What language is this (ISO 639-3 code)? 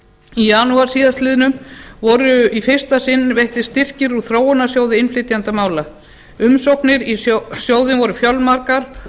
isl